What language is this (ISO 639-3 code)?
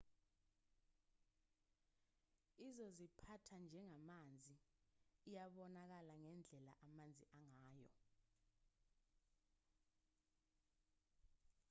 zul